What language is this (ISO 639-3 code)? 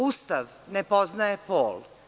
srp